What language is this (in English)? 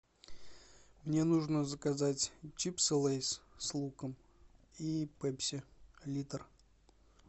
Russian